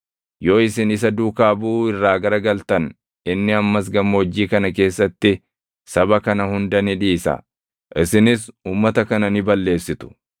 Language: Oromo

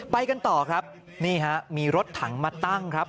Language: Thai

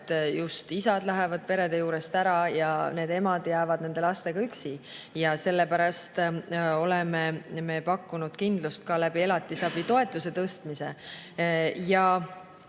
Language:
Estonian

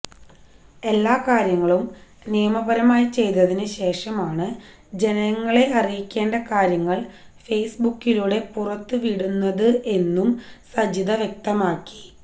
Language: Malayalam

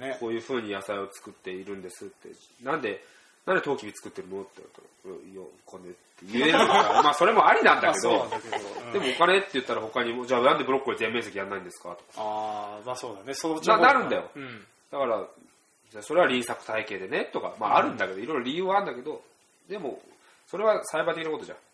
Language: Japanese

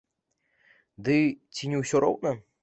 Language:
Belarusian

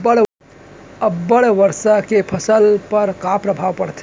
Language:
Chhattisgarhi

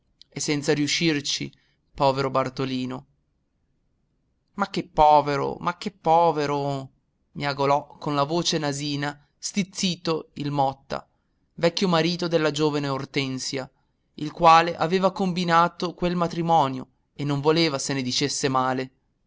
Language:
Italian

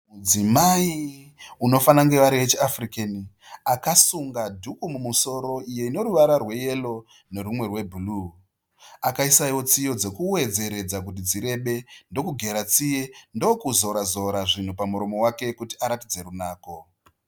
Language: Shona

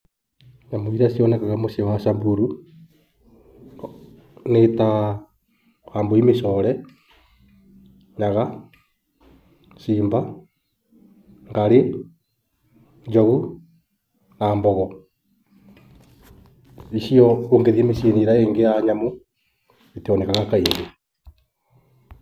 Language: Kikuyu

